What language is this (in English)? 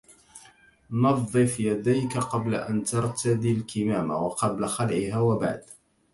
Arabic